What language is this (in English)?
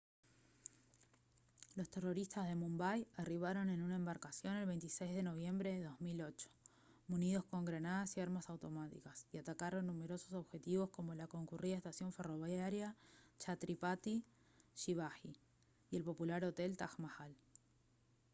Spanish